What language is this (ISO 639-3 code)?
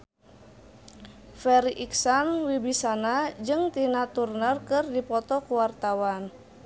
sun